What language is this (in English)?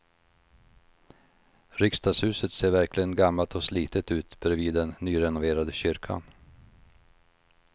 Swedish